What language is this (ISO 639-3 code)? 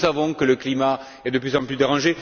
fra